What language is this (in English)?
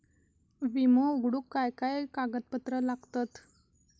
Marathi